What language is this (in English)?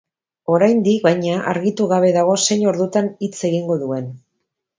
Basque